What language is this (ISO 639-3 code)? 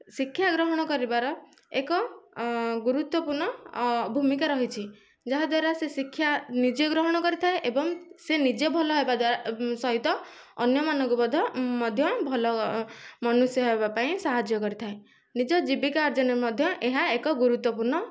ori